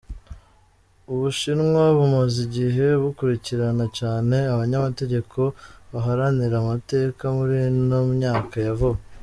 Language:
Kinyarwanda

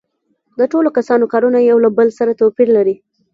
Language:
Pashto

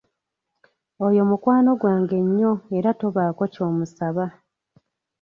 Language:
Ganda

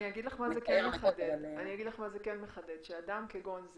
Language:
Hebrew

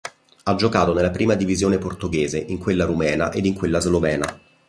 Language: Italian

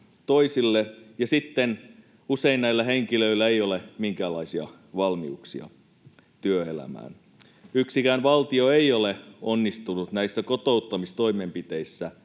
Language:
Finnish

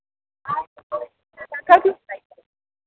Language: Hindi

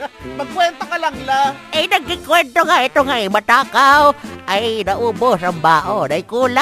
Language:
Filipino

